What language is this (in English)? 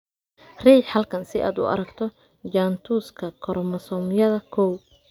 Somali